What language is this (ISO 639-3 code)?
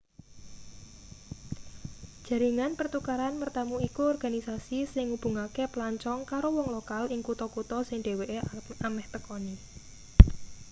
jav